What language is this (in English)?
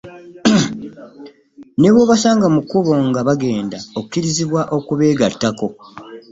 Ganda